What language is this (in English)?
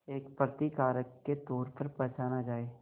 Hindi